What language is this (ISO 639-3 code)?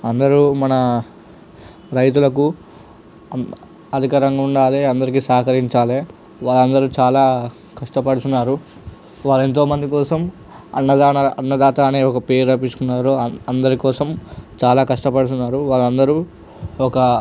tel